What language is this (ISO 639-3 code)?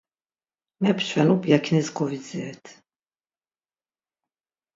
lzz